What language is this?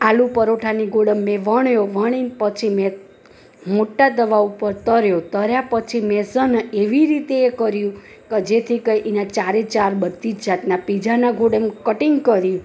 Gujarati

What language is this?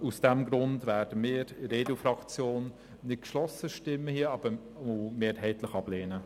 Swiss German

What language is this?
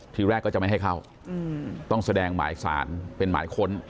Thai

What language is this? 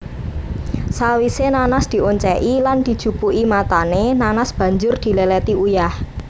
Javanese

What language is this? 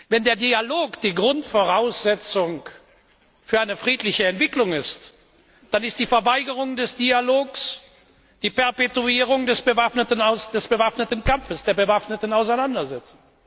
German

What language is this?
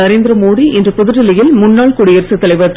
Tamil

